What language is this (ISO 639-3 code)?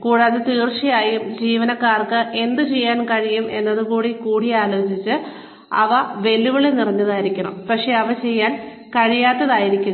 mal